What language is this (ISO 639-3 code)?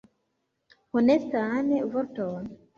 epo